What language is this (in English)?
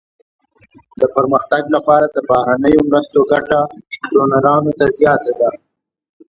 Pashto